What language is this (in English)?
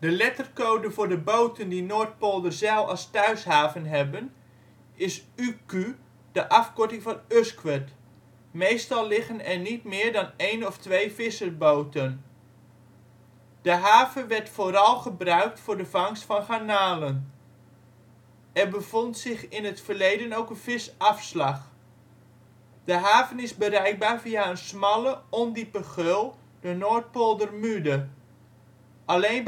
Dutch